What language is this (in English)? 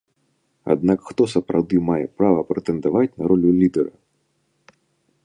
Belarusian